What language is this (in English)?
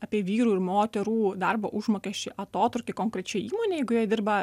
Lithuanian